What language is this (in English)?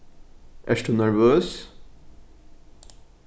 Faroese